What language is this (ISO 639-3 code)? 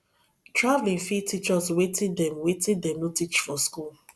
pcm